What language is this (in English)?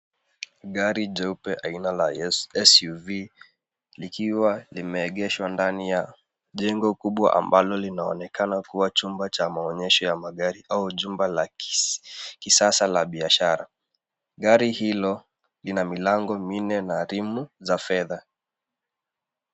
Swahili